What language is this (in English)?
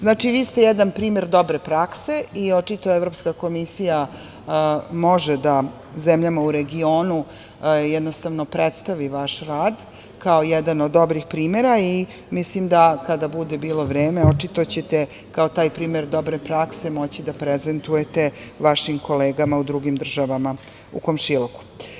Serbian